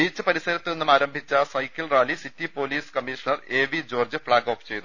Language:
Malayalam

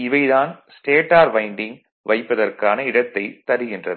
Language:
Tamil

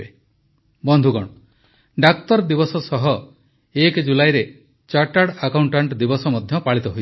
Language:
Odia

